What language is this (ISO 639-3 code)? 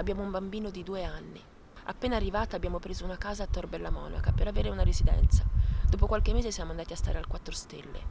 ita